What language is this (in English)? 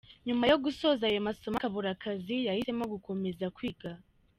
Kinyarwanda